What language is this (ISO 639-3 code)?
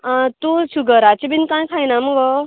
kok